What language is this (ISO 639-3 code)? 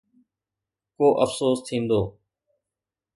snd